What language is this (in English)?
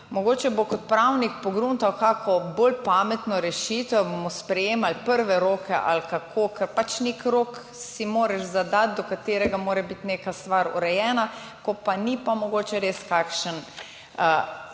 Slovenian